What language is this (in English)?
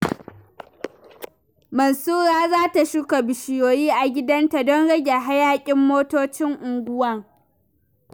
Hausa